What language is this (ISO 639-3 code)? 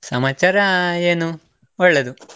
kan